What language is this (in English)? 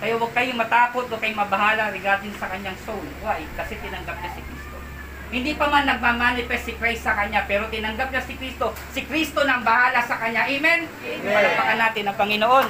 Filipino